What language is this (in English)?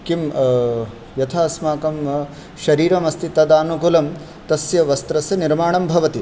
Sanskrit